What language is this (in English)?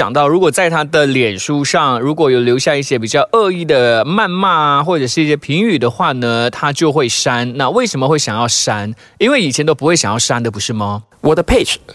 Chinese